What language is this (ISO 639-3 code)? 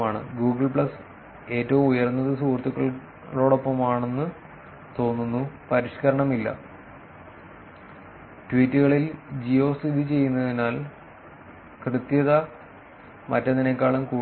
mal